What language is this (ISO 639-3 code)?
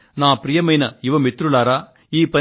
tel